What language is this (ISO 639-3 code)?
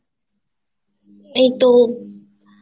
ben